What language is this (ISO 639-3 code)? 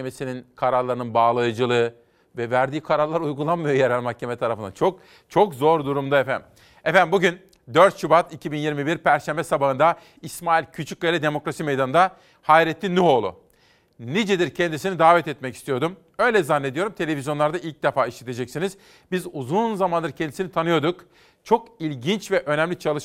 tur